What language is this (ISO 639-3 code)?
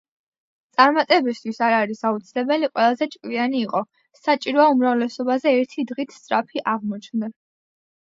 kat